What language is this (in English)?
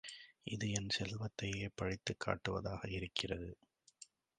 Tamil